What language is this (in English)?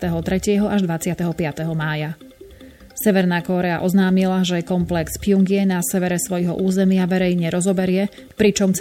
Slovak